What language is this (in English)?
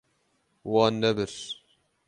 Kurdish